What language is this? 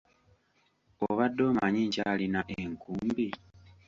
Ganda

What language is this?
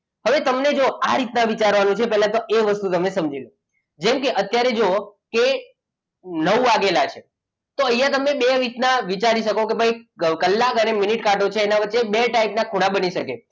Gujarati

